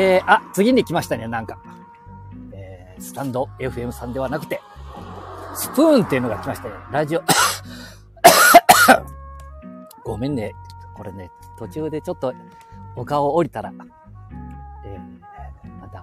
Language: Japanese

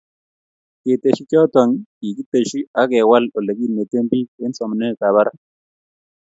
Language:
Kalenjin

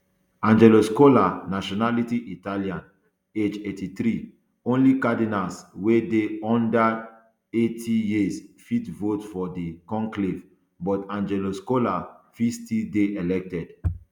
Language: Nigerian Pidgin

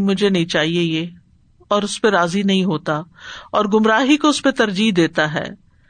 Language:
Urdu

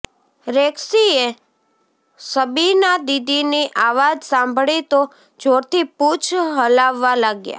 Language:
Gujarati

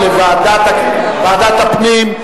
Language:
Hebrew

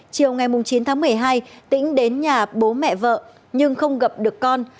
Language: Vietnamese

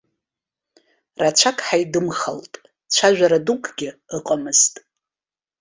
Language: Abkhazian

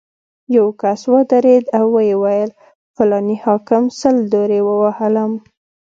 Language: Pashto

